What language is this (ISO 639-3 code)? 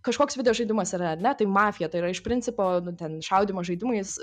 lit